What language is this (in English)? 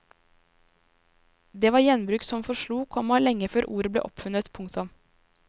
Norwegian